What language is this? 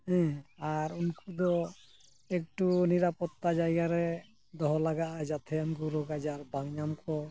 Santali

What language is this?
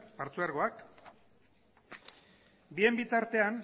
Basque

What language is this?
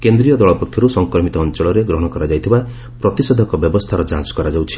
Odia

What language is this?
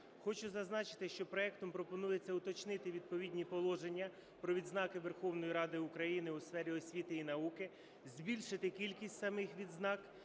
Ukrainian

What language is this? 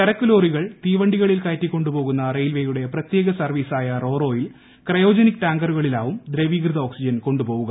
Malayalam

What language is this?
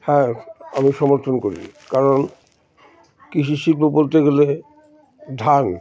Bangla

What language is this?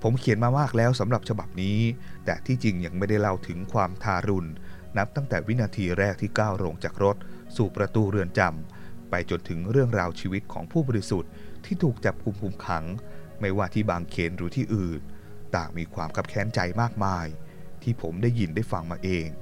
Thai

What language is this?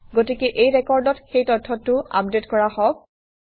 Assamese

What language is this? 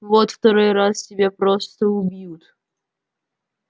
Russian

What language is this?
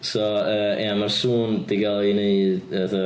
Welsh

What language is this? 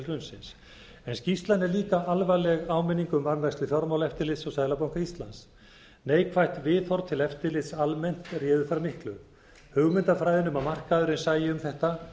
Icelandic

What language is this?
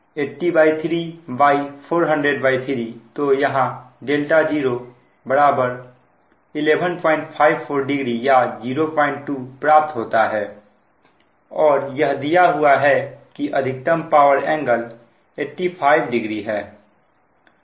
Hindi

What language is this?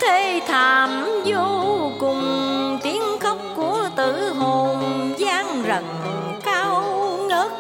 Vietnamese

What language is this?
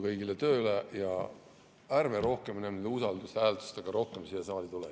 Estonian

